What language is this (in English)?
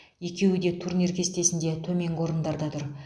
Kazakh